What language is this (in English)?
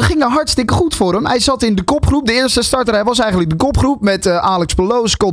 Dutch